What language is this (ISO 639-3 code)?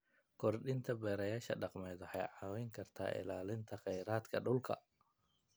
som